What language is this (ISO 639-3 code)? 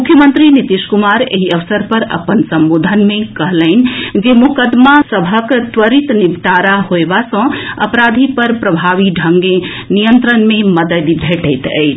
mai